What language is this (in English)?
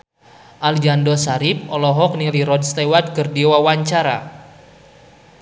Sundanese